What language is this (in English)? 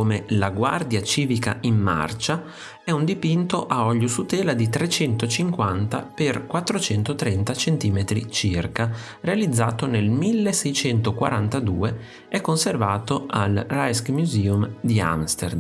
Italian